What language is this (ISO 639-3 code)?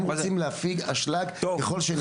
heb